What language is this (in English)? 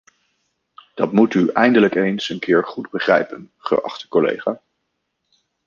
Dutch